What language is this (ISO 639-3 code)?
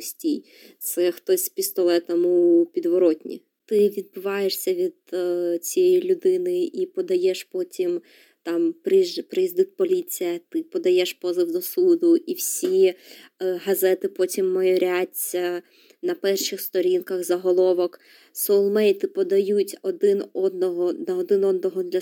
ukr